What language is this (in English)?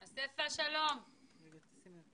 Hebrew